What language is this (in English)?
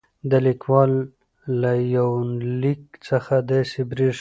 Pashto